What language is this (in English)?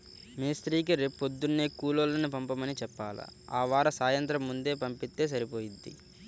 Telugu